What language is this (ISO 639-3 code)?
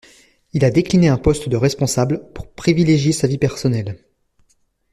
fra